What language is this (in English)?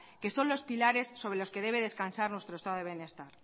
Spanish